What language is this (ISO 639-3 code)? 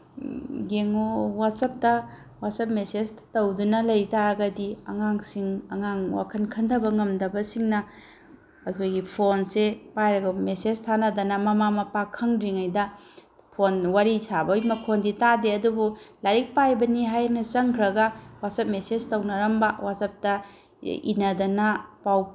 mni